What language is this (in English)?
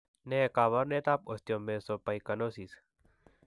Kalenjin